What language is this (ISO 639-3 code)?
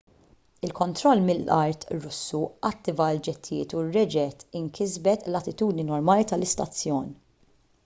mlt